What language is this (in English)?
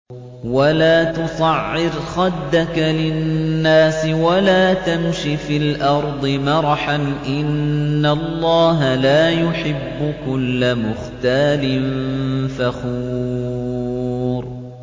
Arabic